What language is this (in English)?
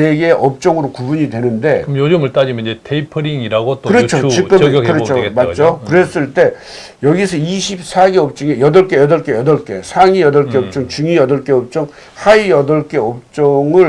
Korean